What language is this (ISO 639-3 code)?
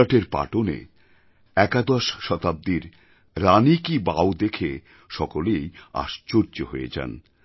ben